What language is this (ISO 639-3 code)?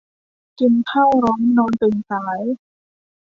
tha